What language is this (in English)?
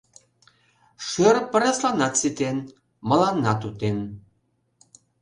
Mari